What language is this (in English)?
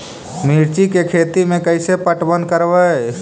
Magahi